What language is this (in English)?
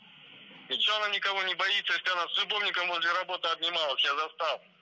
Kazakh